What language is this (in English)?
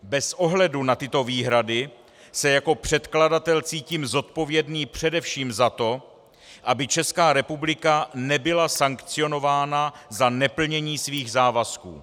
Czech